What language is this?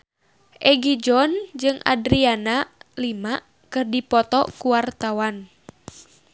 Sundanese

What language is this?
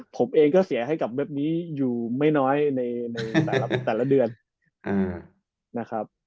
Thai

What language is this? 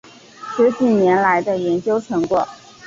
Chinese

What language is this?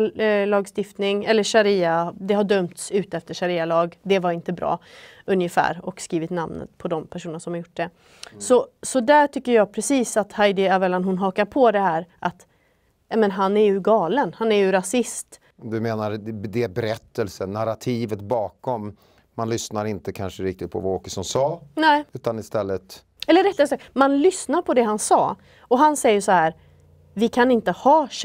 Swedish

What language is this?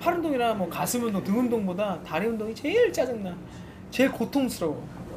Korean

